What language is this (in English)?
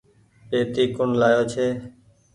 Goaria